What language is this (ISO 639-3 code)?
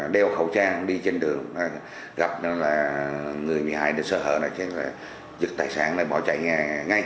vie